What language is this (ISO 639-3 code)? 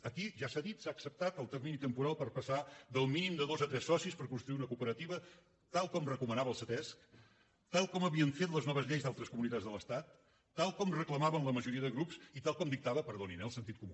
cat